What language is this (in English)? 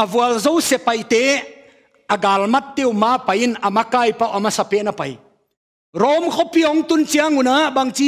Thai